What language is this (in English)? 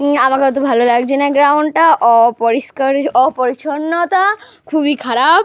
Bangla